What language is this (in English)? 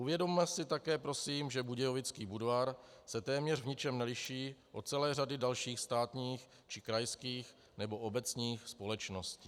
Czech